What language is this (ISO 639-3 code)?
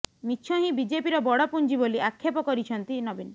ori